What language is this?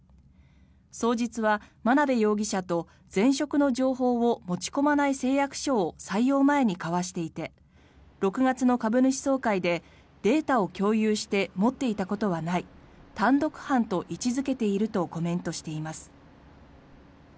Japanese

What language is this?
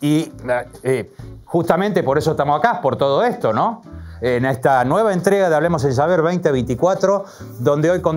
Spanish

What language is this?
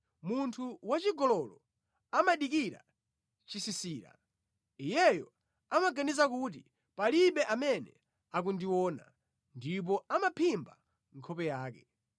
Nyanja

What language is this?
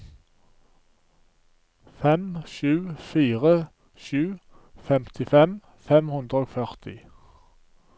Norwegian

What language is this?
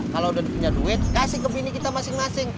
Indonesian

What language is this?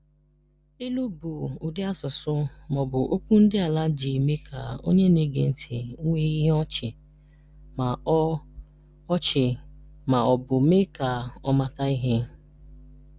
Igbo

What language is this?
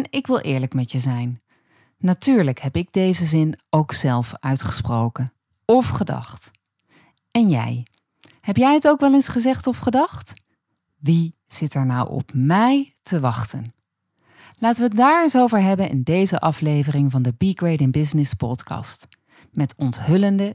Dutch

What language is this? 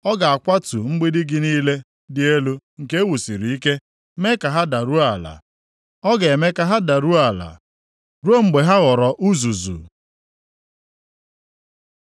Igbo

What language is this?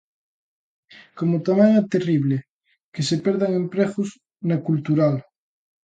Galician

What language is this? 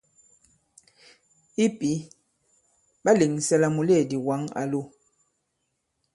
Bankon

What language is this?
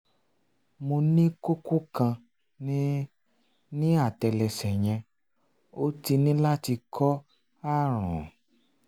Yoruba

